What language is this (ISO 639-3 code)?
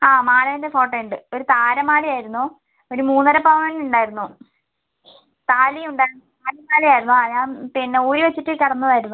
mal